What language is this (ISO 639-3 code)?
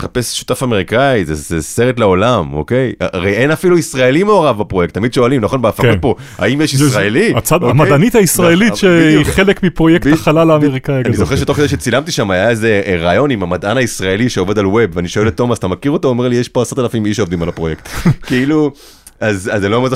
heb